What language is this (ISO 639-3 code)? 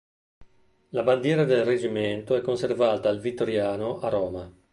ita